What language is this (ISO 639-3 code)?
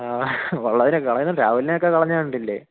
mal